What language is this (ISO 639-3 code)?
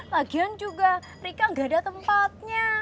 ind